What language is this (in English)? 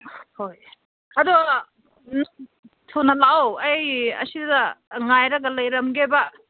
Manipuri